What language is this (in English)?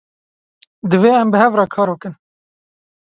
Kurdish